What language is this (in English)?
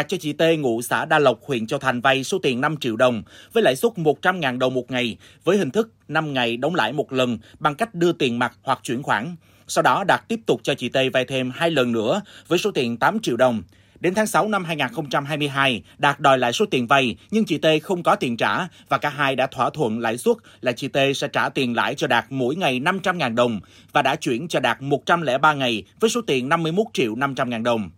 Vietnamese